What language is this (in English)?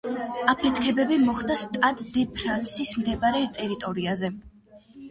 Georgian